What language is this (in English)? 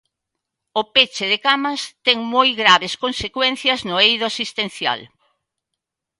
Galician